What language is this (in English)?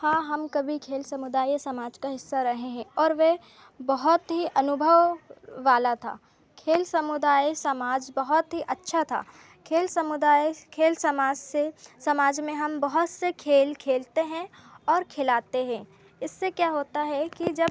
Hindi